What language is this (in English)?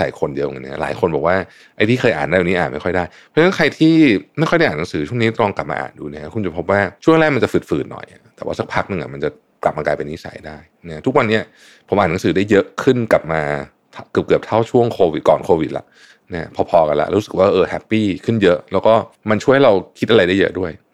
Thai